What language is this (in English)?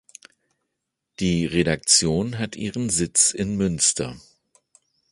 German